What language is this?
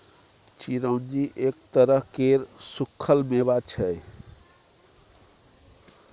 Maithili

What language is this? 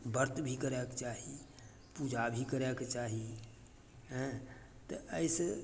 Maithili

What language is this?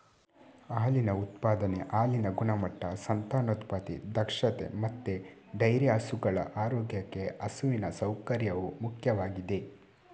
Kannada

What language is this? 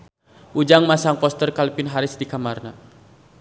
Sundanese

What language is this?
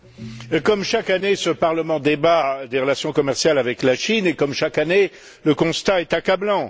French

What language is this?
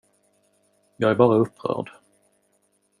Swedish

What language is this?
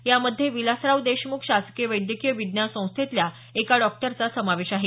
Marathi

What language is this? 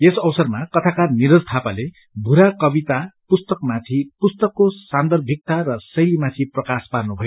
Nepali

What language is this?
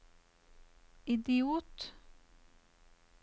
Norwegian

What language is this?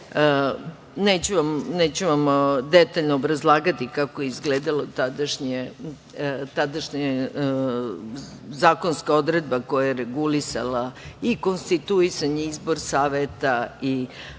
Serbian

